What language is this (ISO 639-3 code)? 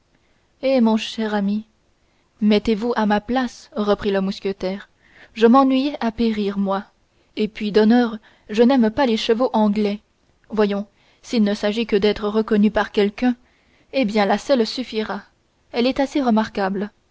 fra